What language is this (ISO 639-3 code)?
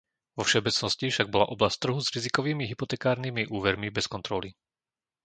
slk